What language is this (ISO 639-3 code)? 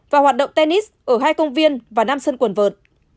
vie